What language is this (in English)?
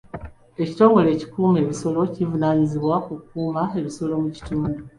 Ganda